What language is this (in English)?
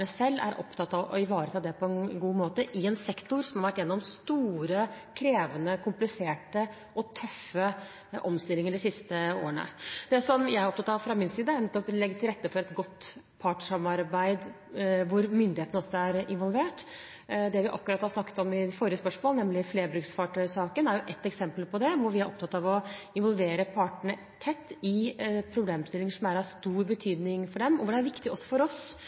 Norwegian Bokmål